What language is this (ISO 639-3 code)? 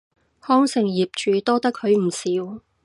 yue